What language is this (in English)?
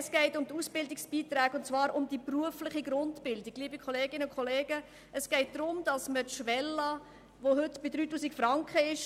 Swiss German